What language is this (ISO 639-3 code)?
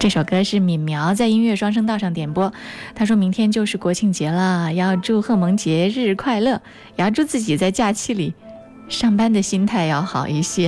zho